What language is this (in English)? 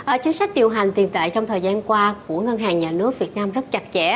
Vietnamese